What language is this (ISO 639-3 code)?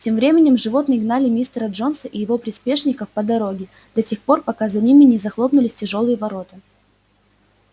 rus